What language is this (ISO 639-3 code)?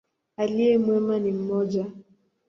swa